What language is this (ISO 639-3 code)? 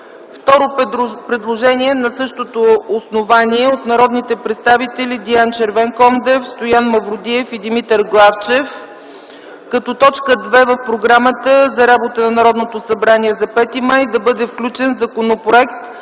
bul